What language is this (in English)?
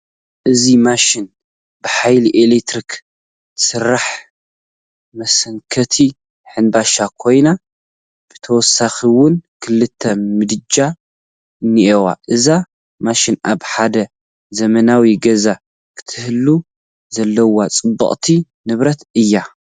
Tigrinya